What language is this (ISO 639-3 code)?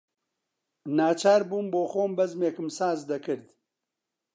ckb